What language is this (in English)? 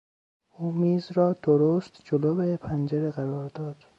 Persian